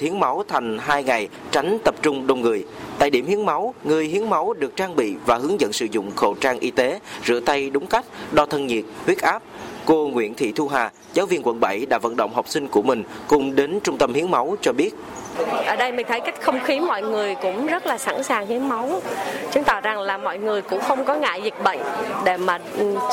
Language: Vietnamese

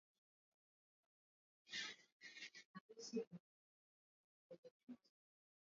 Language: Swahili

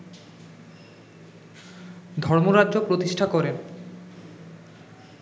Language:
Bangla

